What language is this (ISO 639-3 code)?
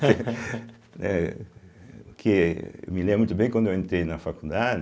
por